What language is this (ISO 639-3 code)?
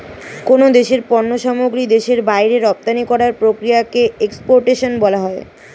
ben